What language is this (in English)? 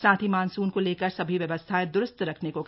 Hindi